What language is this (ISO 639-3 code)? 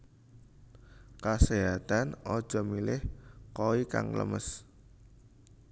jav